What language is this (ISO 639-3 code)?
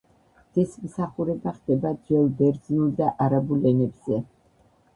kat